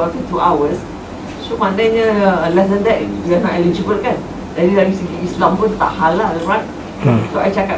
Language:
Malay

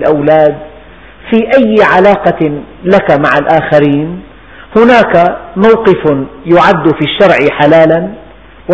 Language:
Arabic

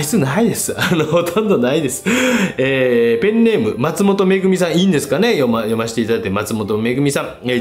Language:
Japanese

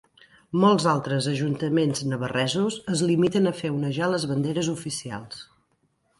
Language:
Catalan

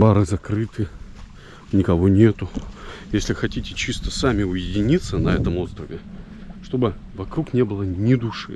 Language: Russian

